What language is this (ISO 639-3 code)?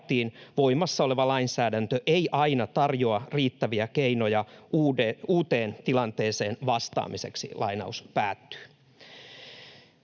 fin